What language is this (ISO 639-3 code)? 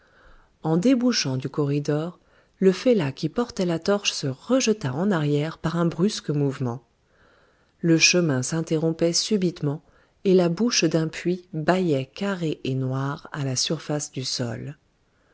fra